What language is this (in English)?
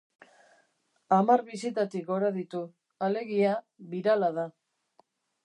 Basque